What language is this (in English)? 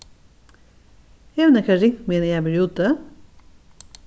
Faroese